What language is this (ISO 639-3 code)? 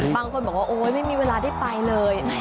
tha